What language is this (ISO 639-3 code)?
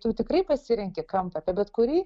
lit